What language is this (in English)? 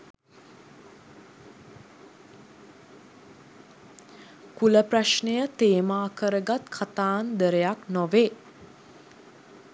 Sinhala